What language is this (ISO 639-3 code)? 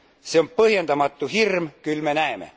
est